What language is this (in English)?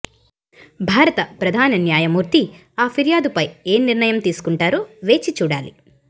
Telugu